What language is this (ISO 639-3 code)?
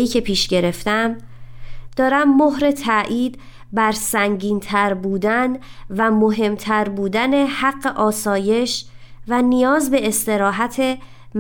fas